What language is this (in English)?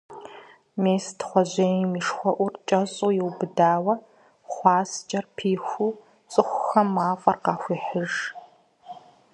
Kabardian